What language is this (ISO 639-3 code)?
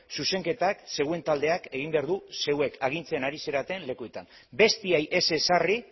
eus